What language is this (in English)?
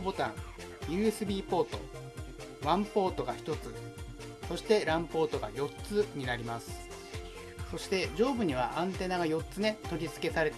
Japanese